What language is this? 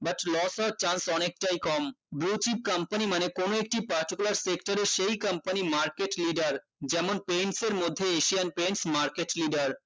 Bangla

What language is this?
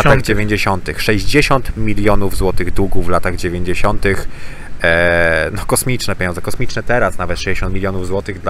Polish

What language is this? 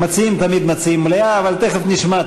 Hebrew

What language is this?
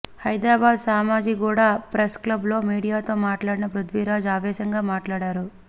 Telugu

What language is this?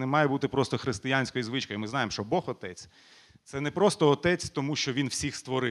Ukrainian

